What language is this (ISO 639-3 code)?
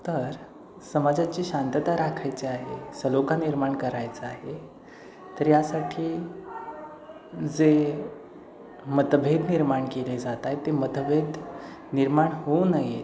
mar